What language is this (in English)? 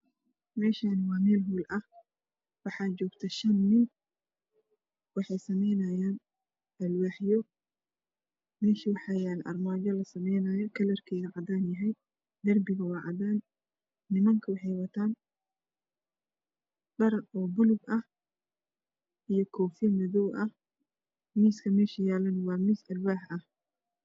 Somali